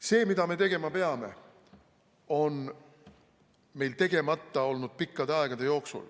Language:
Estonian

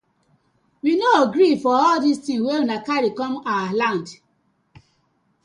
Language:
Nigerian Pidgin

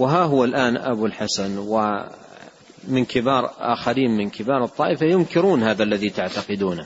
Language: Arabic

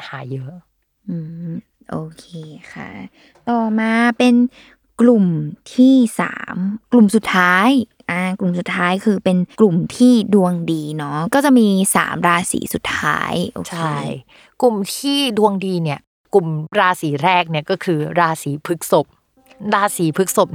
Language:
Thai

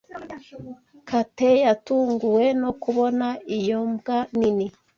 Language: Kinyarwanda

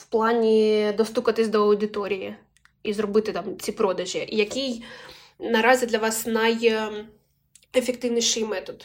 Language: Ukrainian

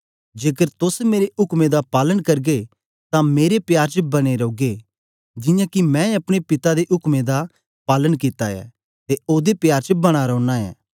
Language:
Dogri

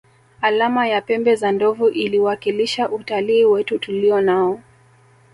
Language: Swahili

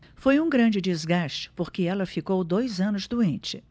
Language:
Portuguese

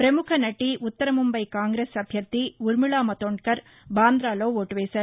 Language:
Telugu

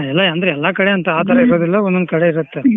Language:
Kannada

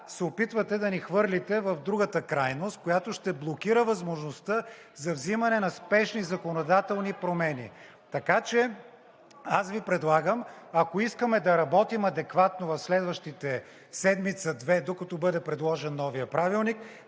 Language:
Bulgarian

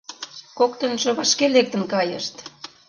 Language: Mari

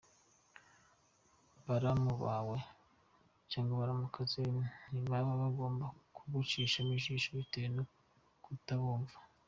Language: Kinyarwanda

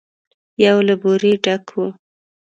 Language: Pashto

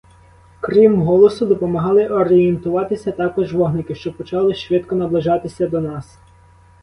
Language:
Ukrainian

